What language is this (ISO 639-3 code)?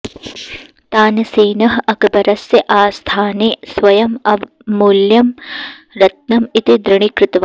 san